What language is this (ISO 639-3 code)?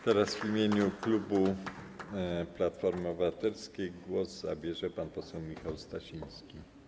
pol